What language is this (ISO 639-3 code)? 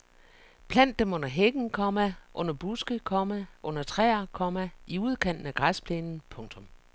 dan